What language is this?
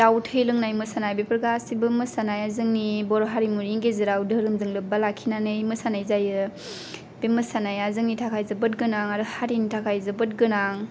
Bodo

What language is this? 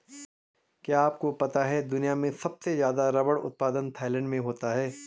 Hindi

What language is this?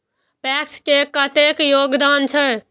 Maithili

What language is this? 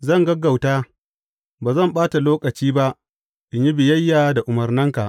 Hausa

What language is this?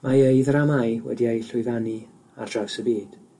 Welsh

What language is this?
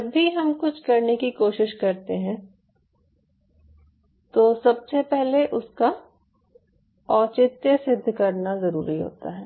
Hindi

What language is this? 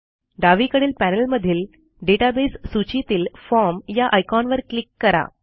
Marathi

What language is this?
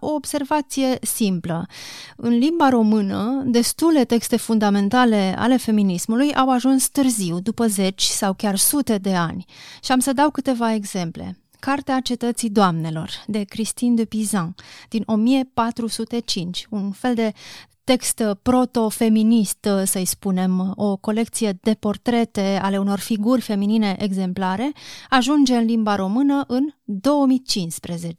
Romanian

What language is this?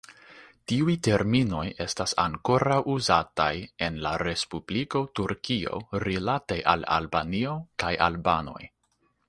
Esperanto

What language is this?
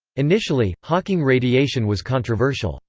English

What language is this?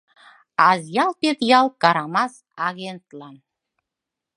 Mari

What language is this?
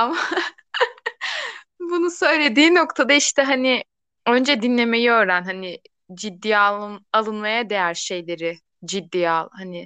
Turkish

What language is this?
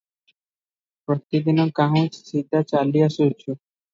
Odia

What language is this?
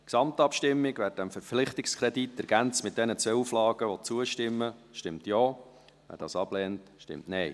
Swiss German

